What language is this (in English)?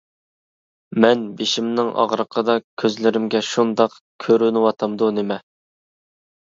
Uyghur